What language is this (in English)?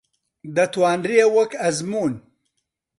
Central Kurdish